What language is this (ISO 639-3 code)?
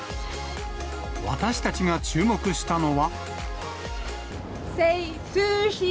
jpn